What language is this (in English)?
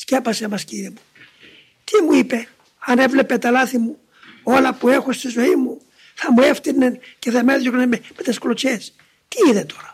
Greek